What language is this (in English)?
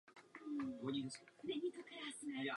Czech